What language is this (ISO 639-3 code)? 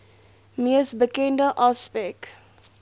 afr